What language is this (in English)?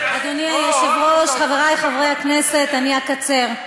Hebrew